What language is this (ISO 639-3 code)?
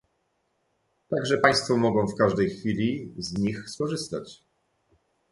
pol